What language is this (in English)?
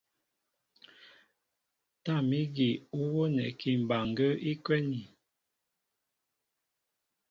Mbo (Cameroon)